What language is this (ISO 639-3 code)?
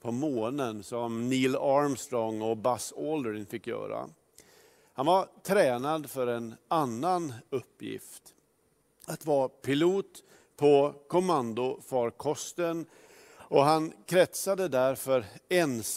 swe